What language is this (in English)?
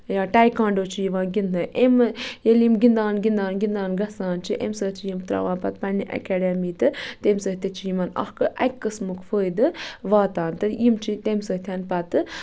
Kashmiri